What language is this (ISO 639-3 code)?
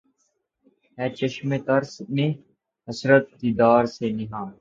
urd